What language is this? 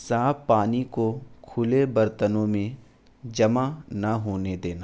Urdu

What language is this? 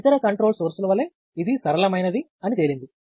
Telugu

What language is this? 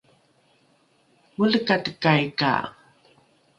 Rukai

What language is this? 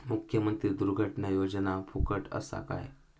Marathi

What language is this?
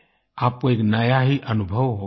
Hindi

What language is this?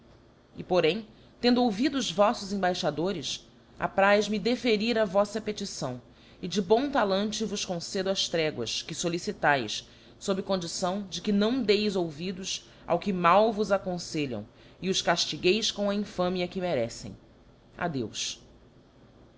Portuguese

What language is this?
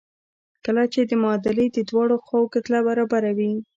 Pashto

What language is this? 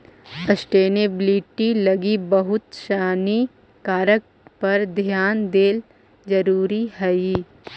Magahi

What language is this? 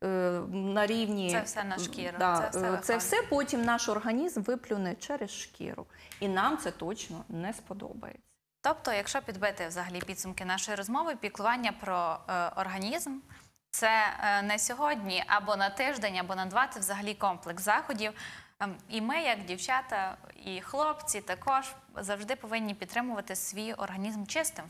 Ukrainian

